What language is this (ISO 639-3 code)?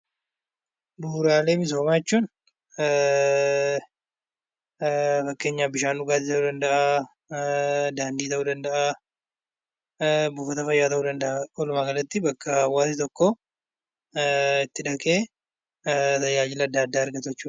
orm